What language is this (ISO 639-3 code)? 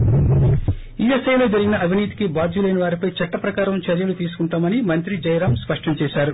tel